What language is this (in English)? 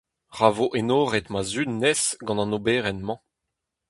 Breton